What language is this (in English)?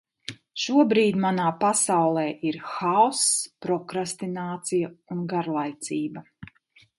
Latvian